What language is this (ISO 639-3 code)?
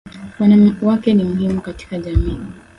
swa